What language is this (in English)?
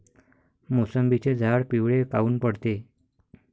Marathi